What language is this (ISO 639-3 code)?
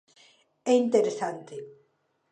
glg